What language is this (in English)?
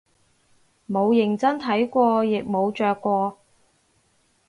Cantonese